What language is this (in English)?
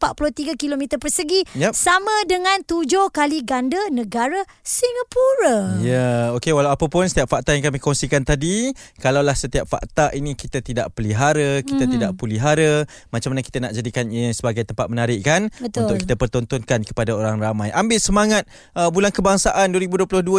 Malay